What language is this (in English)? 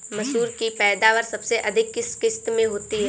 Hindi